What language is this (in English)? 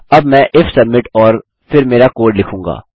Hindi